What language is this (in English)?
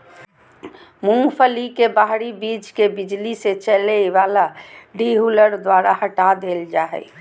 Magahi